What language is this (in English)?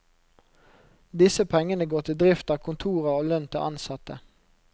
Norwegian